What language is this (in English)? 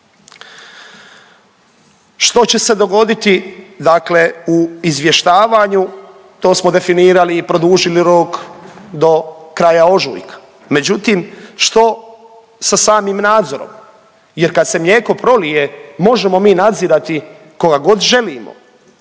Croatian